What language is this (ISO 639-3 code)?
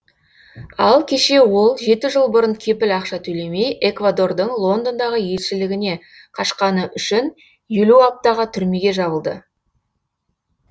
kaz